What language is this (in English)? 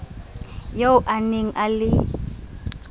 Southern Sotho